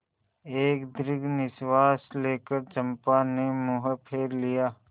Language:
Hindi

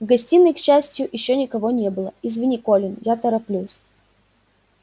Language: Russian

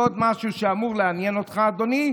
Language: Hebrew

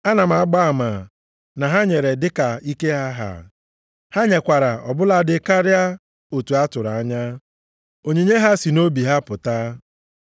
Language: Igbo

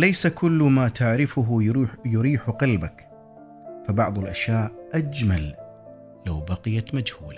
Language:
Arabic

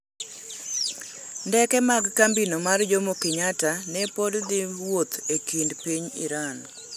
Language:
Luo (Kenya and Tanzania)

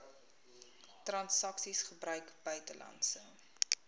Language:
Afrikaans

